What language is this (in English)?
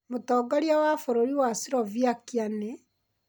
Kikuyu